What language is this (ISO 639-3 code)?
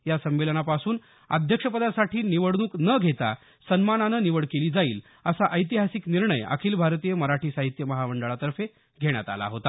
mar